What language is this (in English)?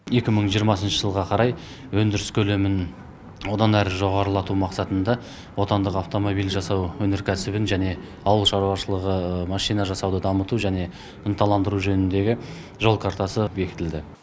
Kazakh